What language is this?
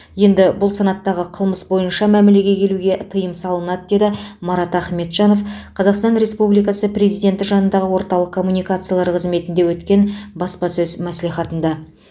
Kazakh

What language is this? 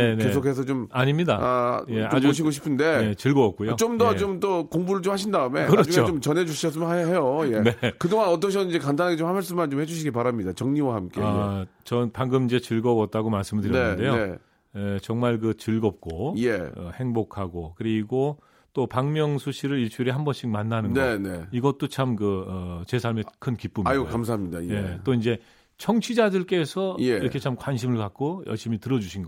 Korean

